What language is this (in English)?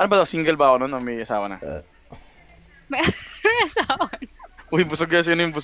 Filipino